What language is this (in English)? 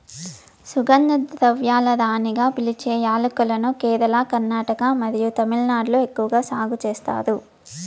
Telugu